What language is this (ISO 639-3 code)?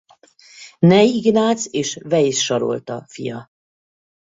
hun